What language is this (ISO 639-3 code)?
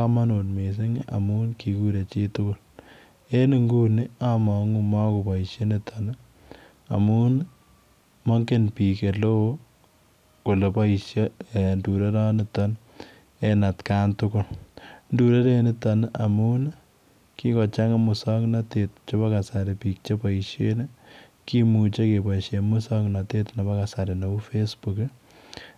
kln